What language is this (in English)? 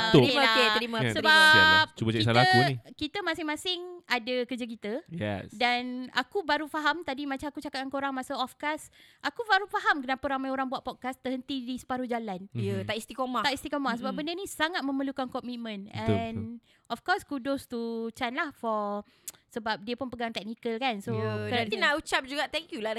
Malay